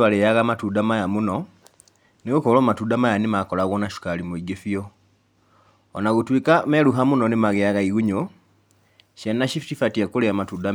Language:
Kikuyu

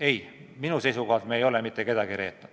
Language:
Estonian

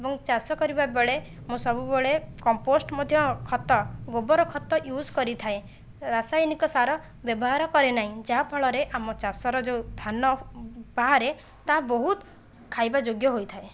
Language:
Odia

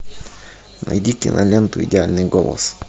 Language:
Russian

